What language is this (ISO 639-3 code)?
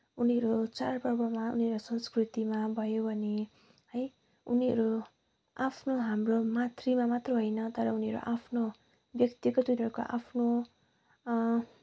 nep